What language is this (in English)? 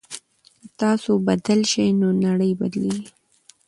Pashto